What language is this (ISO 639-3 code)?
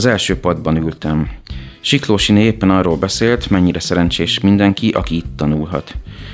hun